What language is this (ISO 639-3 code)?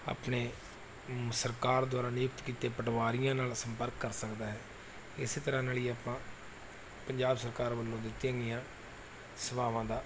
pan